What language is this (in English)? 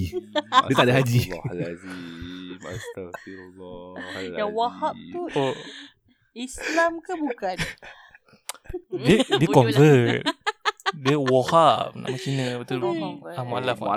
Malay